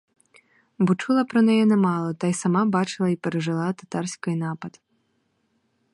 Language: Ukrainian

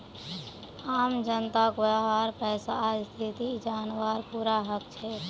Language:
Magahi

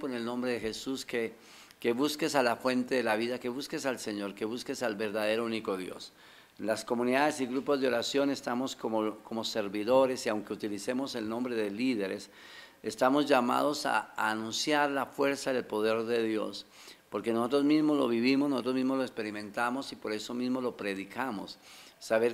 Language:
Spanish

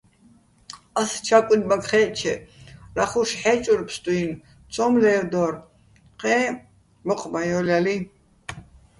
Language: Bats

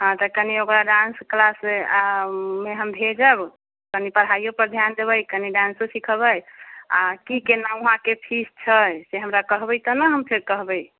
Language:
Maithili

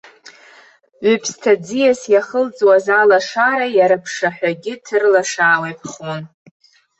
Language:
Abkhazian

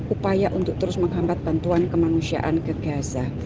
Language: Indonesian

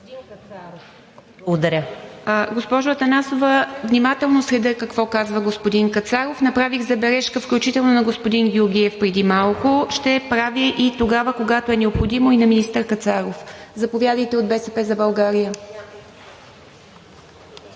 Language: Bulgarian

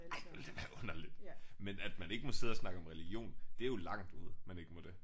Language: Danish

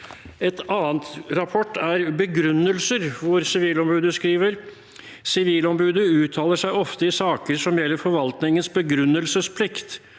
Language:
Norwegian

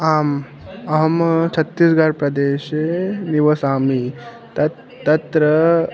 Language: Sanskrit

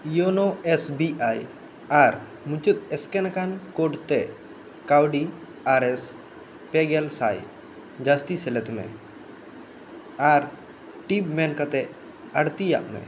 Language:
Santali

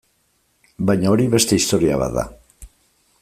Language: Basque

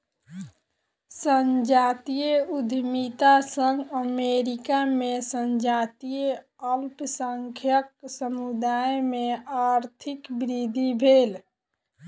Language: Maithili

